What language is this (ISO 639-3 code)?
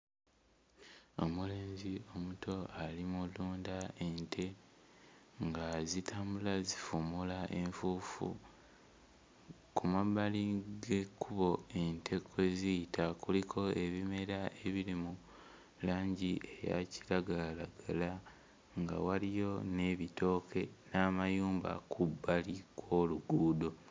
lug